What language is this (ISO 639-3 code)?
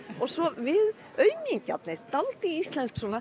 isl